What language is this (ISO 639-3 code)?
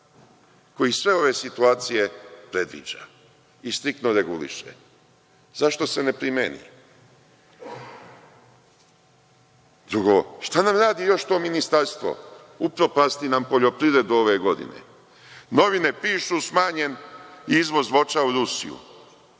srp